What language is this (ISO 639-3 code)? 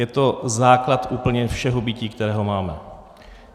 ces